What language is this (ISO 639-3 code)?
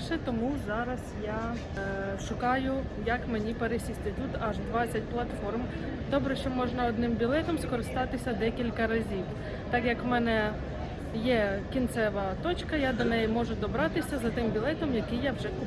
ukr